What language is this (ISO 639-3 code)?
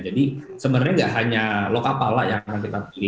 ind